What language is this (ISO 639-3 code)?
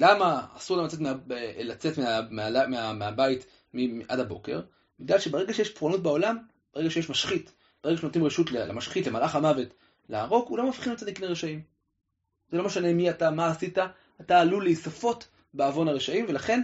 heb